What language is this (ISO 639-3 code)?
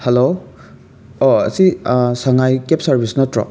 mni